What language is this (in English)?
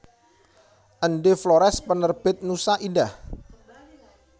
Javanese